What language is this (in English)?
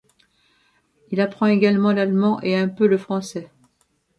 French